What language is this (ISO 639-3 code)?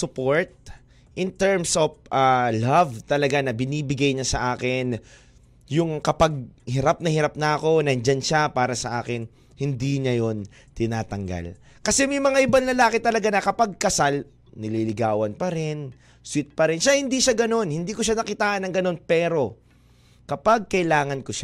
fil